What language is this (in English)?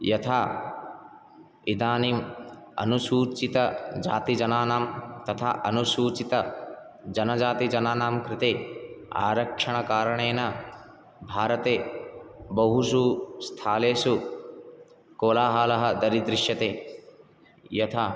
Sanskrit